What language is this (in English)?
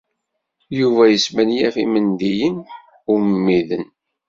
Kabyle